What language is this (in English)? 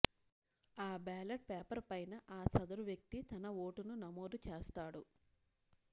Telugu